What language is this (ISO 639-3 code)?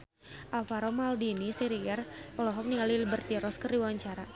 sun